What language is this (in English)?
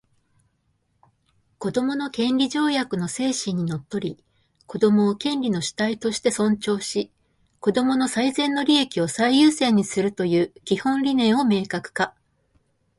Japanese